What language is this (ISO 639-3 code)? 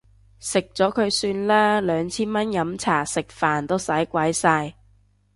yue